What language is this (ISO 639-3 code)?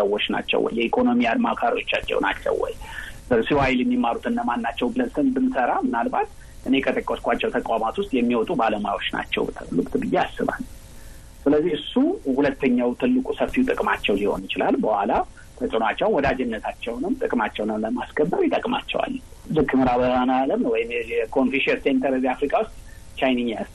amh